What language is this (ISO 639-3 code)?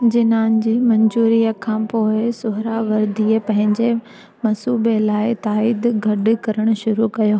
snd